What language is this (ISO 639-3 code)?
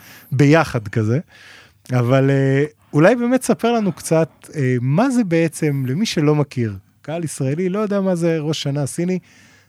heb